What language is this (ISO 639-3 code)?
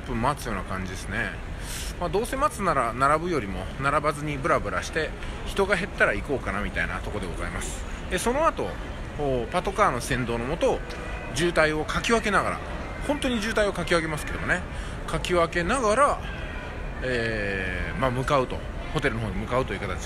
jpn